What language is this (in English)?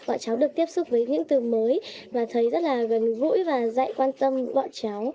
Vietnamese